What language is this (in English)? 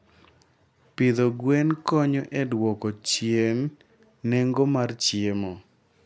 Luo (Kenya and Tanzania)